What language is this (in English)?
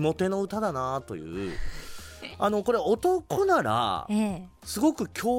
Japanese